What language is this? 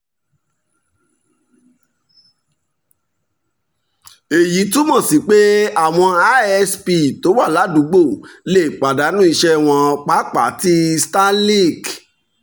Yoruba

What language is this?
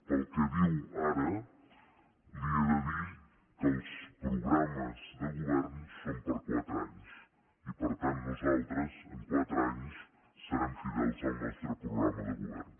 Catalan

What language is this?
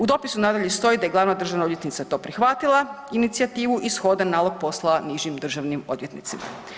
Croatian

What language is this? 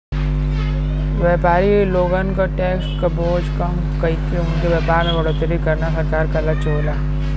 Bhojpuri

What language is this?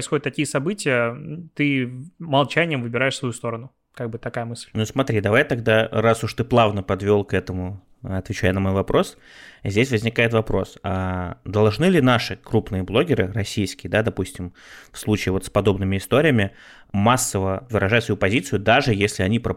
Russian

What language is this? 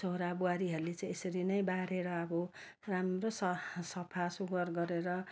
Nepali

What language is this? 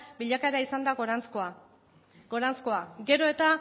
Basque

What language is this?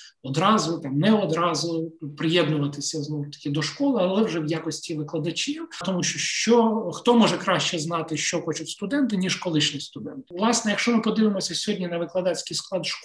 Ukrainian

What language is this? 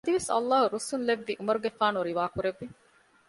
Divehi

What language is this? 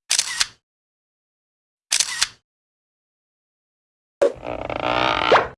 Korean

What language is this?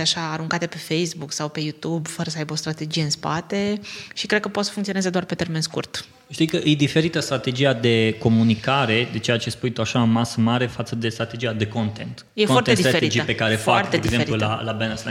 Romanian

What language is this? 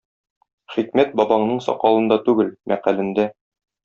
Tatar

